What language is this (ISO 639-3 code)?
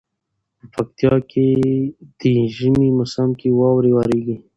pus